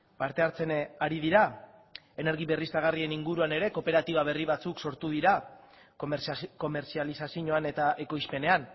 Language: Basque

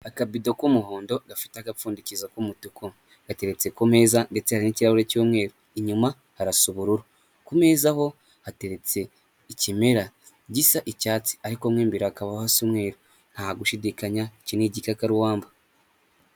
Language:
Kinyarwanda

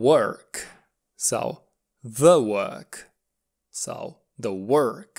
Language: English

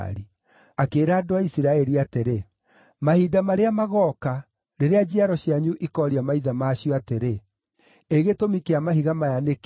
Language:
Kikuyu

